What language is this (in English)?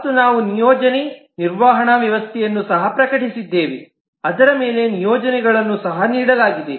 Kannada